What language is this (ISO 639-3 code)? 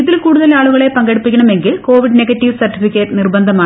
mal